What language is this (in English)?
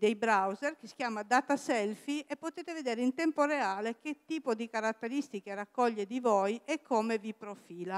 Italian